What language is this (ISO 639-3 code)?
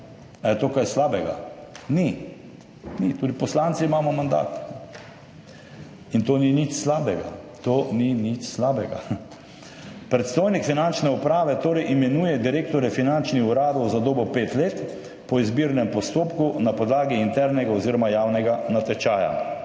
slv